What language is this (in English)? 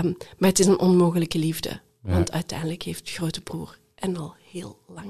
Dutch